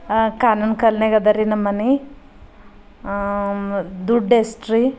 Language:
Kannada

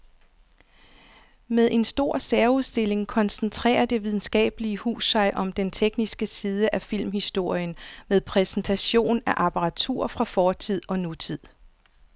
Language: Danish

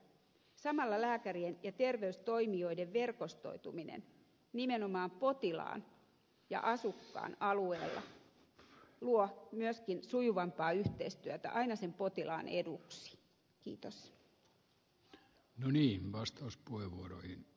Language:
Finnish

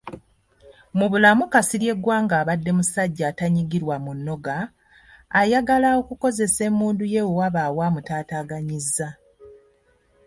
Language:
Ganda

